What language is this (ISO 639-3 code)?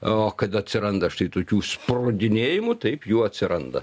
lit